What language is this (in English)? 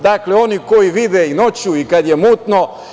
Serbian